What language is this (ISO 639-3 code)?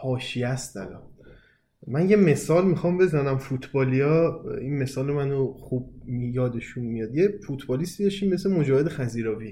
fas